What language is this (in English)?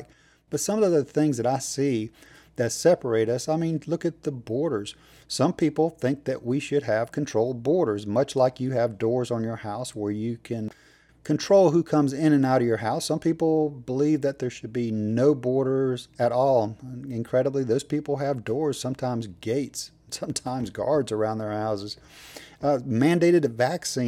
English